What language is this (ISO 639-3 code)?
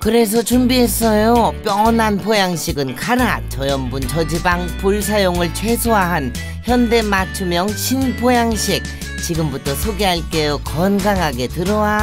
kor